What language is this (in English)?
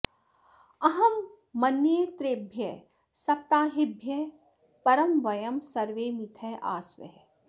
Sanskrit